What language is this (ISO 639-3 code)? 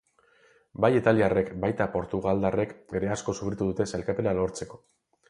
eus